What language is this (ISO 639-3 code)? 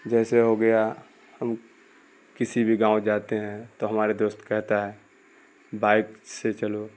urd